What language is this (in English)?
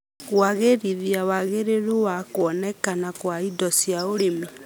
Kikuyu